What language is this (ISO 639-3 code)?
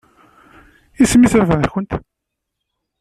kab